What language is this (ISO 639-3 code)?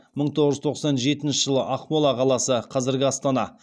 kaz